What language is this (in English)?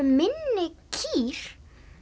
Icelandic